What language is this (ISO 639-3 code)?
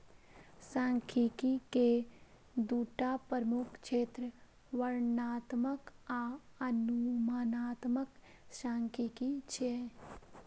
mai